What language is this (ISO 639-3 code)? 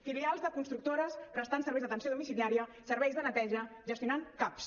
cat